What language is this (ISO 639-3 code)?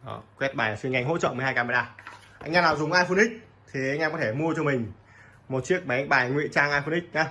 vie